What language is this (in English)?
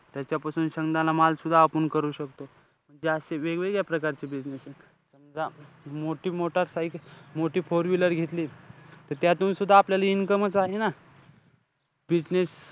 Marathi